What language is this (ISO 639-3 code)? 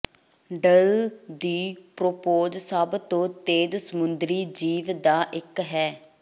pan